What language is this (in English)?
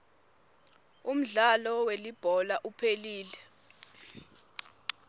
Swati